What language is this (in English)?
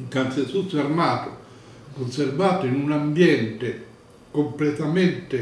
Italian